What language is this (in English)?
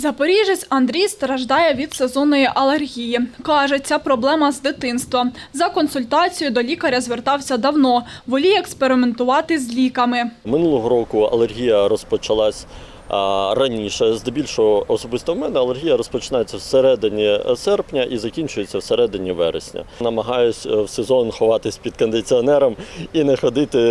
Ukrainian